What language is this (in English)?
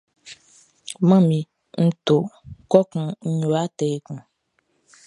Baoulé